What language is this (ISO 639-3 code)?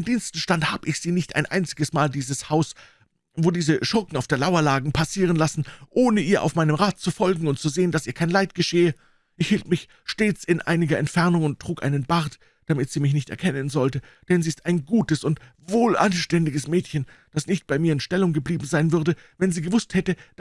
deu